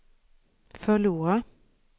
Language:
Swedish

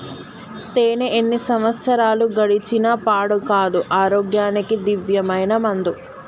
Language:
Telugu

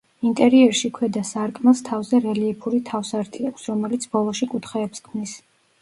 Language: Georgian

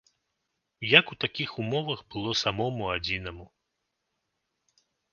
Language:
Belarusian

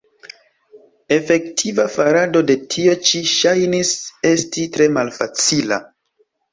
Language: Esperanto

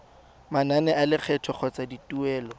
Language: Tswana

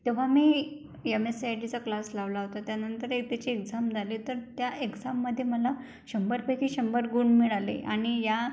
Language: Marathi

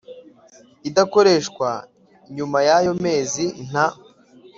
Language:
Kinyarwanda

